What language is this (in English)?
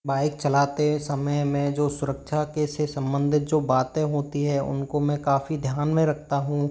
Hindi